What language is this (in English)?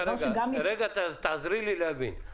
Hebrew